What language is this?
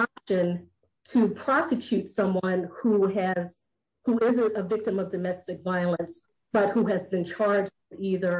English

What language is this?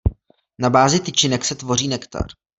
Czech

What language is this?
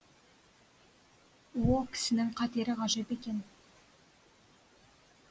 Kazakh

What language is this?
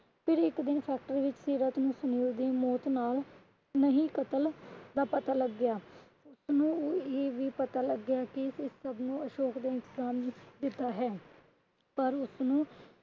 Punjabi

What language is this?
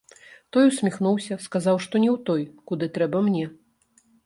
Belarusian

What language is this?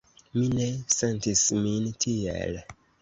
Esperanto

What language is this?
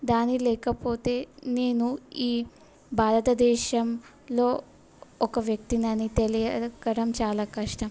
Telugu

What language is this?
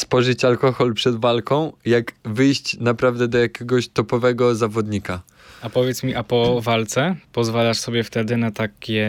Polish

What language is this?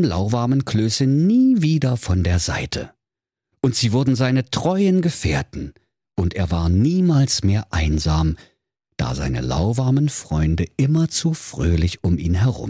German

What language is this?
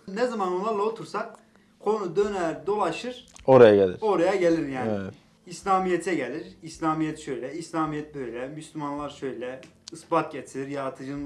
Turkish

